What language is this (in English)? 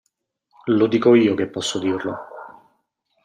Italian